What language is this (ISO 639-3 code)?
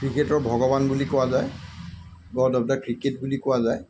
asm